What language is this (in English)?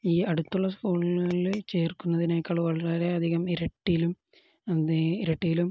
Malayalam